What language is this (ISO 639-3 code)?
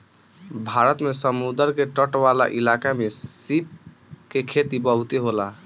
bho